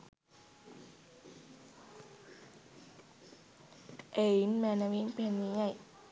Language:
Sinhala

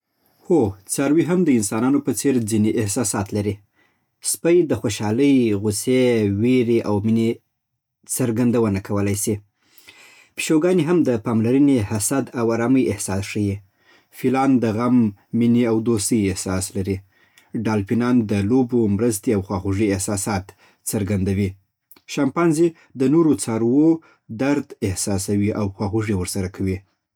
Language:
Southern Pashto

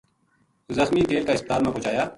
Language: Gujari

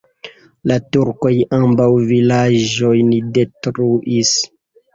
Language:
Esperanto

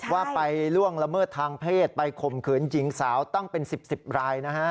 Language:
Thai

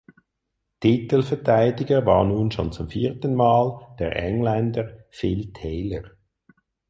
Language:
German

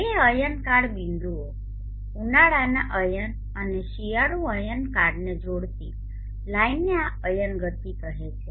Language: Gujarati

